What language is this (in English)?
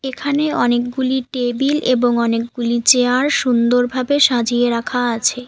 Bangla